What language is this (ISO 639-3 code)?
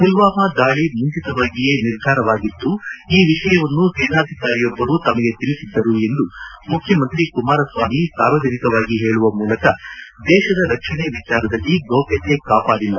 kan